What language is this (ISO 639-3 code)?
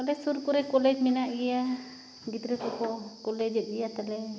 sat